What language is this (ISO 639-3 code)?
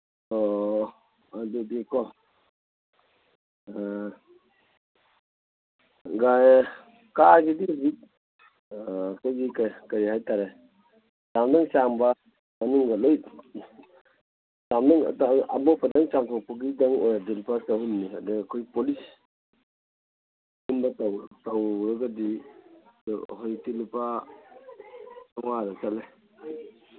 mni